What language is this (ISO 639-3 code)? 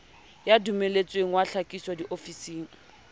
sot